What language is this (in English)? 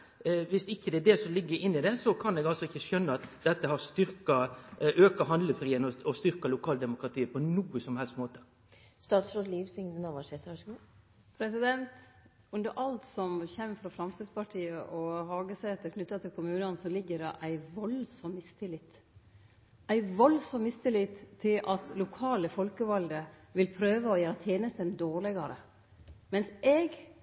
Norwegian Nynorsk